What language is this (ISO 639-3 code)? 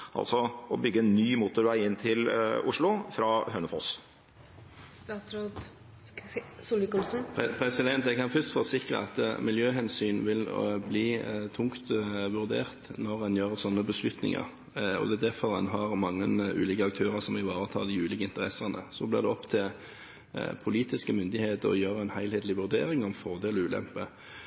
nob